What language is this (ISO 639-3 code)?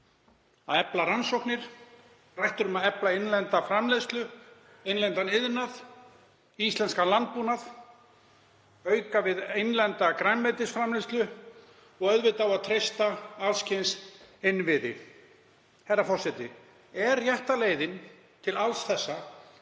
isl